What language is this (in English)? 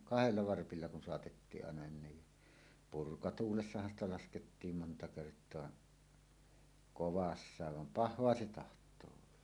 Finnish